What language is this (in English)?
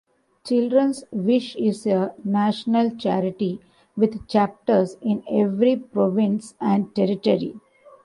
English